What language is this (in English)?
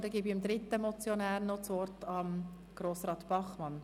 Swiss German